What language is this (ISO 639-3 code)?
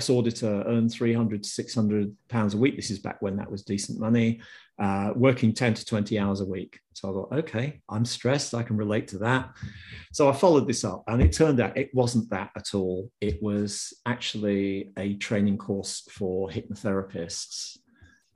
eng